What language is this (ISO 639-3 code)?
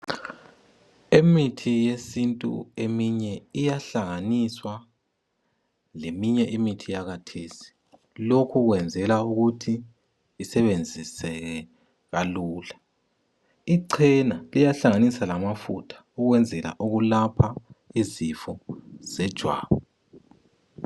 nde